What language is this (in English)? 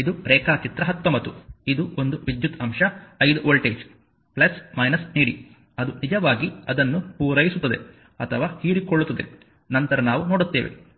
Kannada